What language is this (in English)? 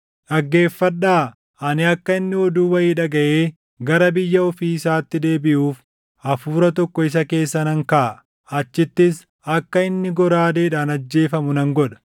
Oromo